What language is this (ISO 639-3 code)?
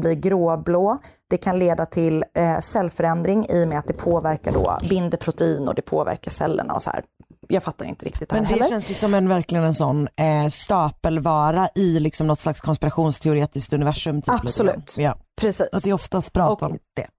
swe